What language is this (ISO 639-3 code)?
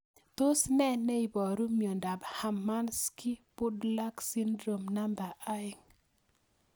kln